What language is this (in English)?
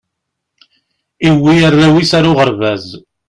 Kabyle